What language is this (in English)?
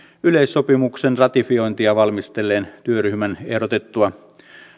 Finnish